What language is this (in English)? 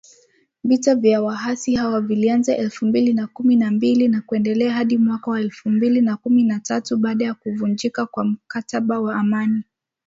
Swahili